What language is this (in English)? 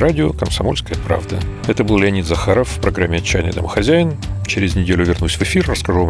Russian